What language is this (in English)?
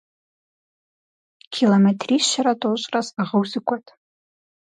Kabardian